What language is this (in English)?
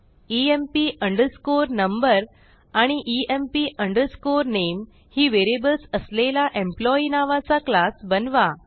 Marathi